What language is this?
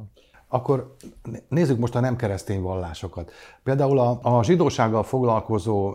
Hungarian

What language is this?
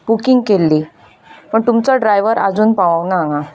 Konkani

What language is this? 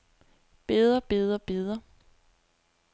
Danish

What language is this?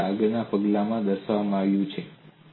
Gujarati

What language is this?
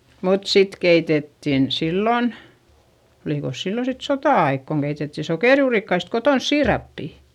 Finnish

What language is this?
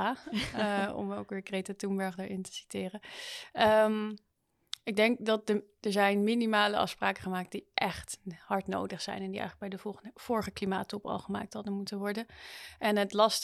Dutch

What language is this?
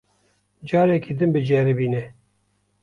Kurdish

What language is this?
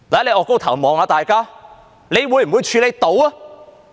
Cantonese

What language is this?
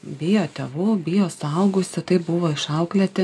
Lithuanian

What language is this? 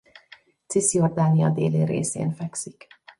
Hungarian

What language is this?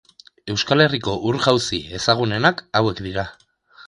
Basque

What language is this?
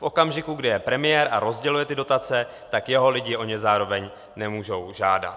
Czech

